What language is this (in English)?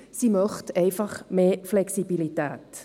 Swiss German